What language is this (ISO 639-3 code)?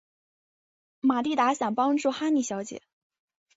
zho